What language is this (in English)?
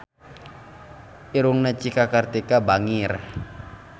Sundanese